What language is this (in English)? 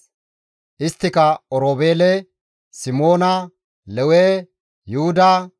Gamo